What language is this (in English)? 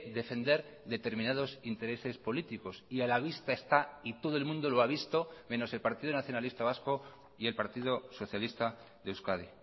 Spanish